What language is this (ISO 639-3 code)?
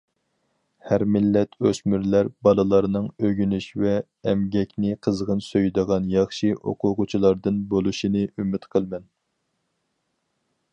uig